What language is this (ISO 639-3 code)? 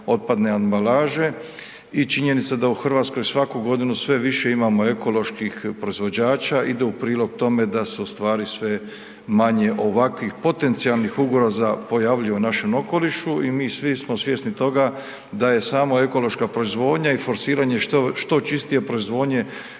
hrv